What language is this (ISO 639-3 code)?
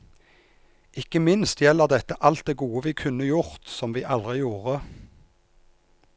nor